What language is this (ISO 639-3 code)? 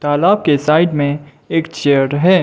hin